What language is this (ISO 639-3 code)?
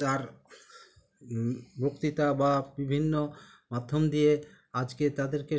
ben